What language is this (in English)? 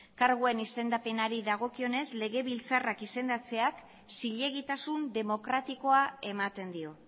Basque